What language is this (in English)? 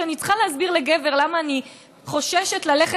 Hebrew